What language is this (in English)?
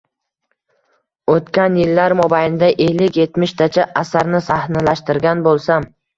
Uzbek